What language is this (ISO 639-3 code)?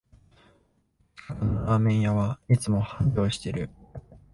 jpn